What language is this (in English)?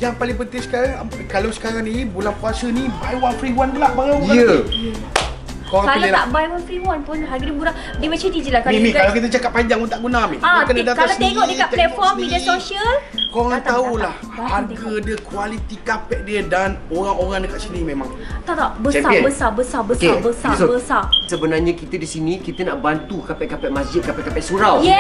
Malay